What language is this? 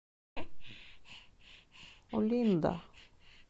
Russian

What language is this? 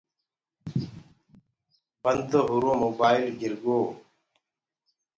Gurgula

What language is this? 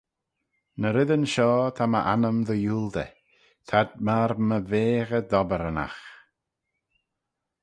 Manx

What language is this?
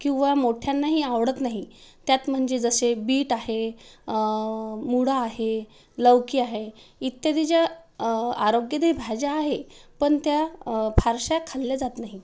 Marathi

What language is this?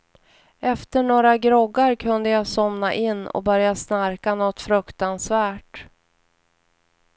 Swedish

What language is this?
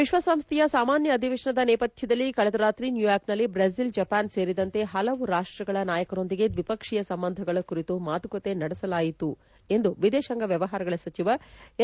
Kannada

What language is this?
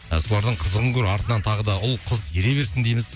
Kazakh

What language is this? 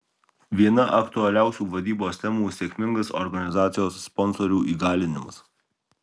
Lithuanian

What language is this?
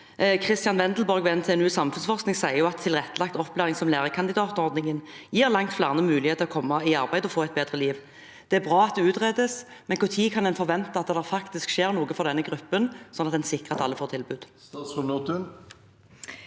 Norwegian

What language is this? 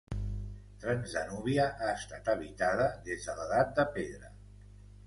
Catalan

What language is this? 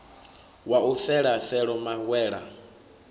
Venda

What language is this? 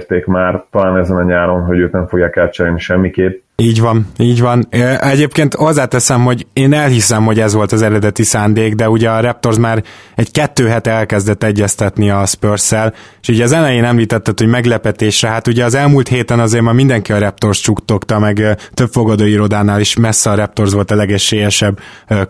Hungarian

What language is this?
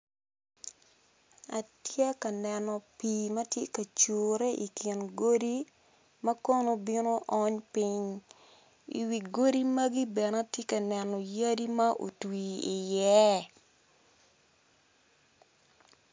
Acoli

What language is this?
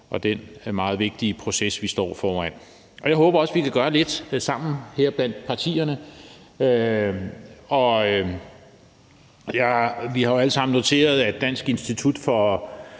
Danish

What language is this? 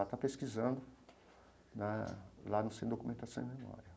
Portuguese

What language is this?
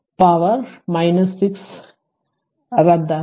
Malayalam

